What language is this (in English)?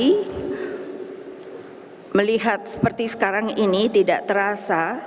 Indonesian